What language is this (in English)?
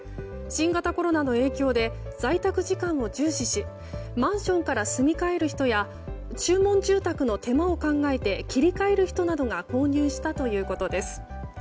Japanese